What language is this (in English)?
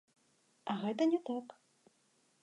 Belarusian